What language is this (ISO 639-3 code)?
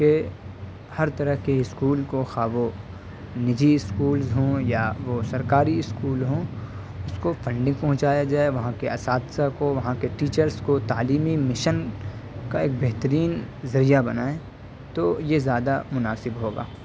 urd